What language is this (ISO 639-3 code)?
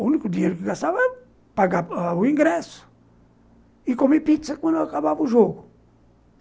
por